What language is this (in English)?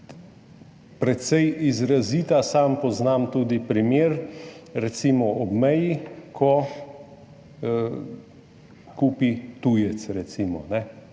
Slovenian